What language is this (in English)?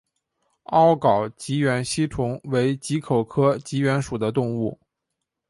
Chinese